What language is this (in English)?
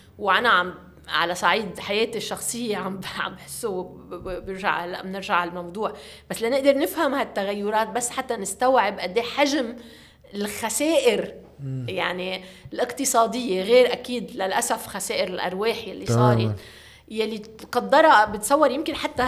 Arabic